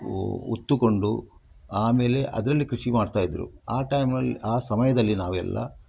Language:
Kannada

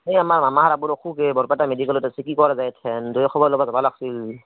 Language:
Assamese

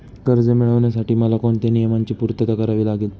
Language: Marathi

